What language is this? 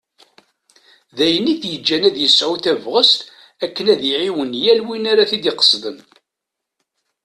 Kabyle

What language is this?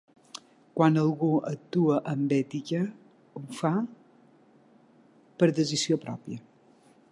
Catalan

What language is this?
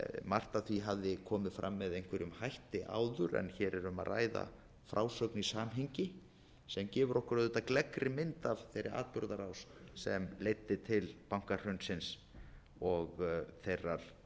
Icelandic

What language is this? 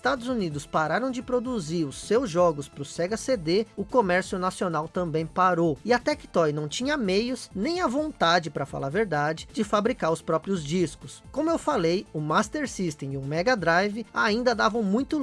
Portuguese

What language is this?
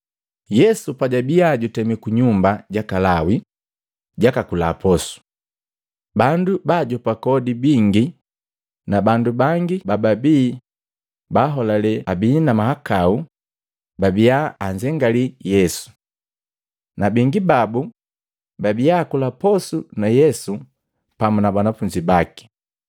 Matengo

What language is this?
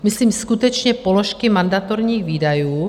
Czech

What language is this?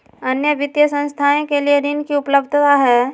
Magahi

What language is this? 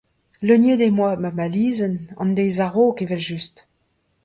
Breton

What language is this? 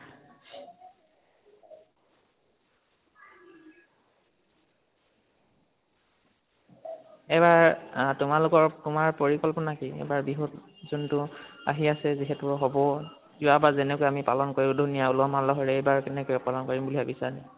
Assamese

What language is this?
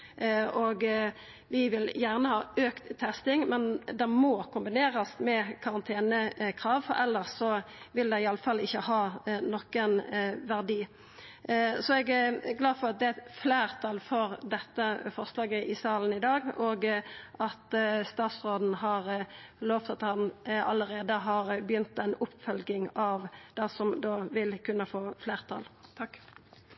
Norwegian Nynorsk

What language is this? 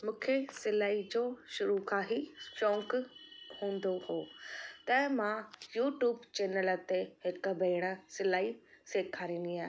Sindhi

